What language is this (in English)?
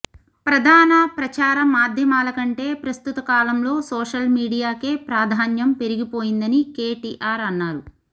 Telugu